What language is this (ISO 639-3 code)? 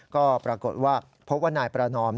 tha